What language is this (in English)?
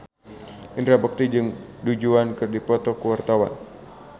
Sundanese